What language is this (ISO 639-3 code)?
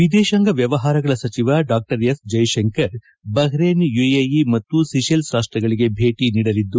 kan